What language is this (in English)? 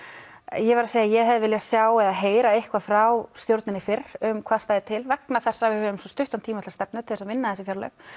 Icelandic